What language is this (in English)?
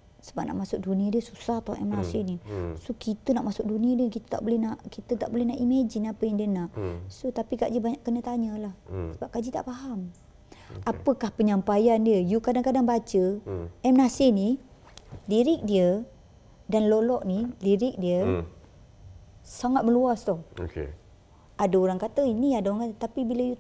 Malay